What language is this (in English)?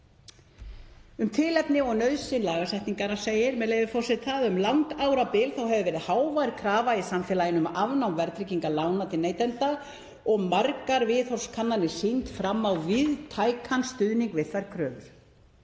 Icelandic